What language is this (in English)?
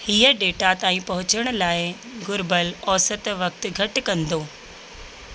Sindhi